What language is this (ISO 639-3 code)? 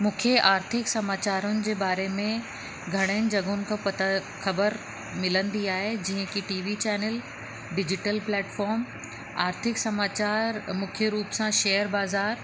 snd